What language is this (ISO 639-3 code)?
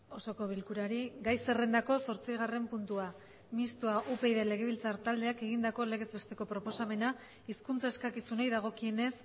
eus